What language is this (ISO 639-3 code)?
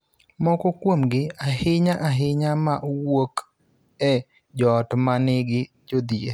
luo